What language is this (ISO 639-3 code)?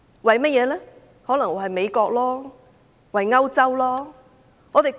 yue